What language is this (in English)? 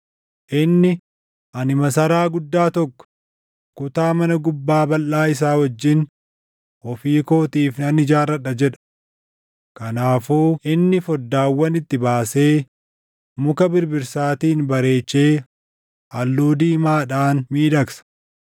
Oromo